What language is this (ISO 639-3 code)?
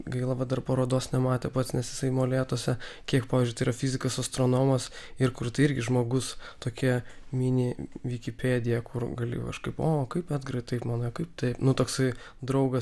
lit